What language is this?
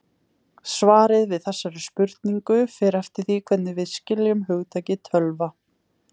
Icelandic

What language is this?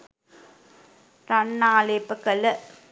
Sinhala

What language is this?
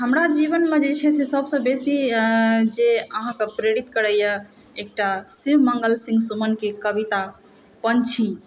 Maithili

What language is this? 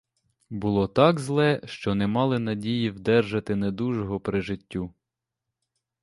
Ukrainian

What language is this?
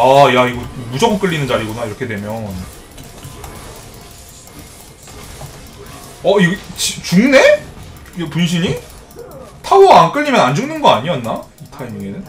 Korean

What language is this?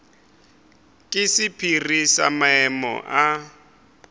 Northern Sotho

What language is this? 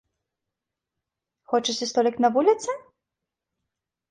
Belarusian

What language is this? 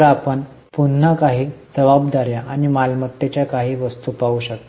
Marathi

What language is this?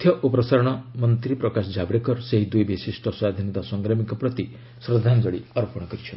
Odia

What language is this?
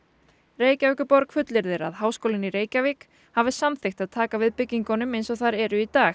Icelandic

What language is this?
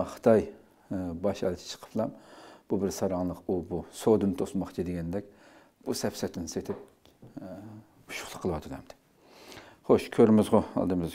Turkish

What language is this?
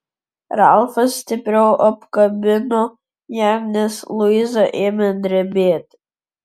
Lithuanian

